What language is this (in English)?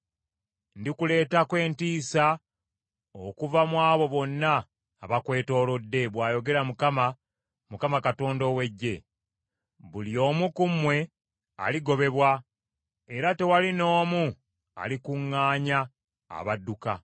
Ganda